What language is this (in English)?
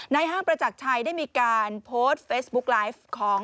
Thai